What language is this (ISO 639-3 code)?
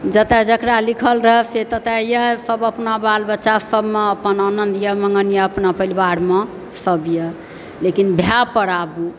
mai